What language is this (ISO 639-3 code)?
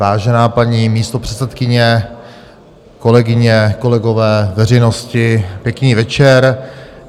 ces